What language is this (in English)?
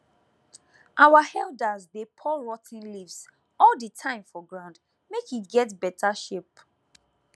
Nigerian Pidgin